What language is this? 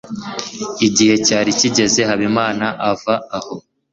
Kinyarwanda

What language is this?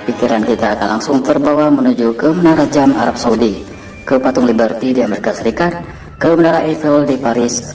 Indonesian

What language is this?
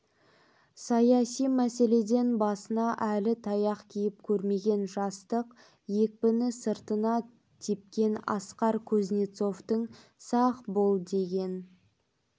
Kazakh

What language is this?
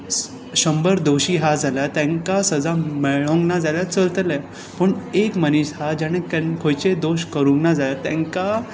Konkani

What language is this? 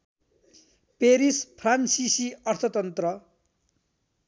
Nepali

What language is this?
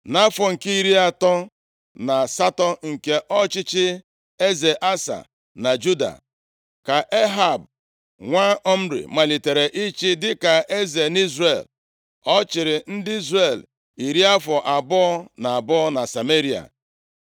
Igbo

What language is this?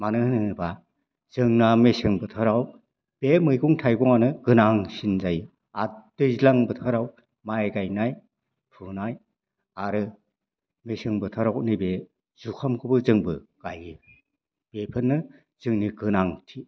Bodo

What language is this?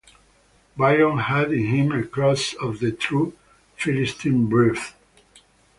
English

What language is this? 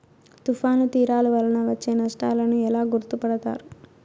Telugu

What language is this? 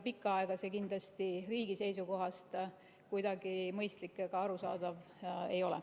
Estonian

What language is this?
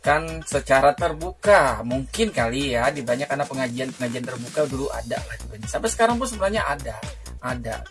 Indonesian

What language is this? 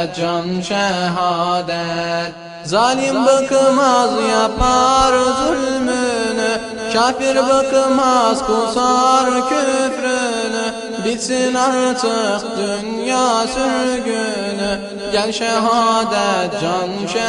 Turkish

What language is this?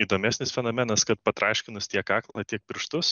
Lithuanian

